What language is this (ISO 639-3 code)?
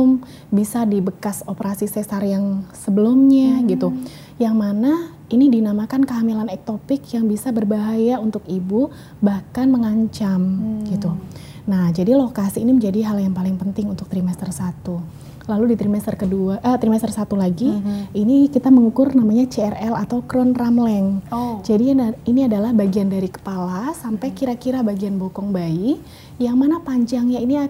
ind